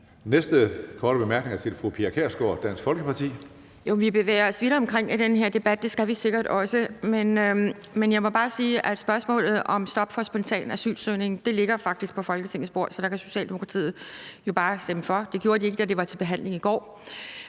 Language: Danish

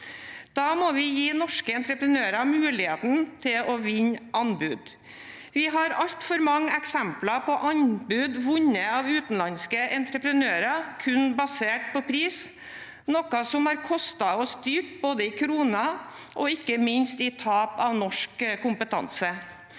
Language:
Norwegian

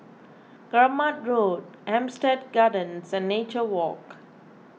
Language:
English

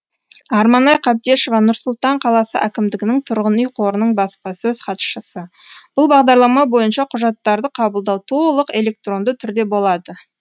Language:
Kazakh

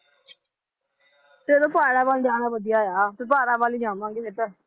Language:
Punjabi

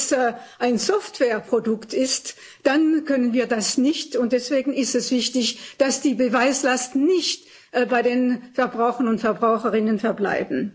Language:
German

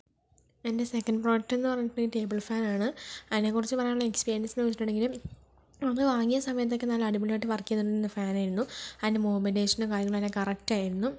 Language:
Malayalam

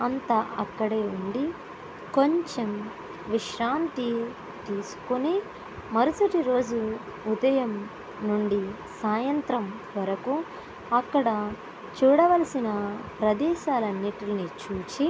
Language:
Telugu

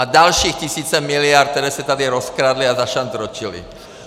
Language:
Czech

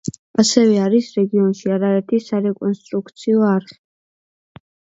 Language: Georgian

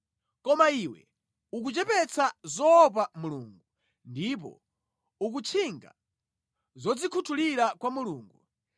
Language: Nyanja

